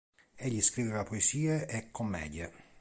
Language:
Italian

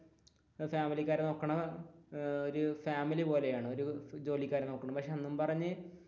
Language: Malayalam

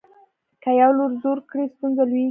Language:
Pashto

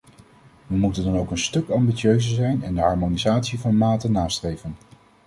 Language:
Dutch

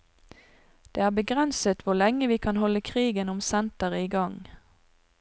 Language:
Norwegian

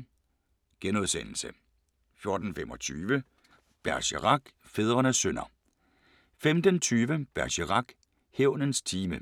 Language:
Danish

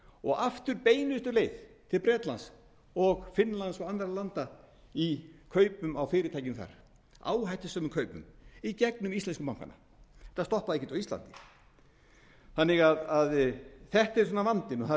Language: Icelandic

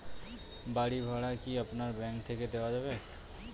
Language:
Bangla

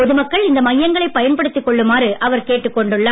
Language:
Tamil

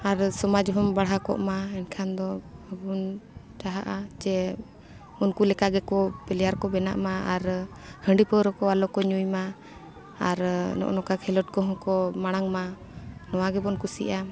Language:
Santali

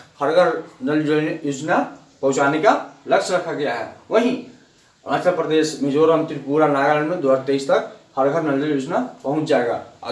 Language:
Hindi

